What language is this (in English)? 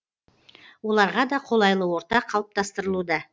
Kazakh